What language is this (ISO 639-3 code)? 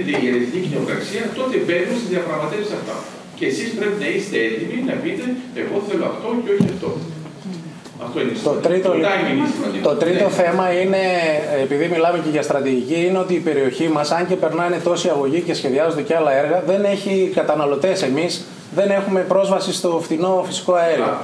ell